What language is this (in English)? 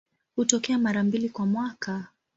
Swahili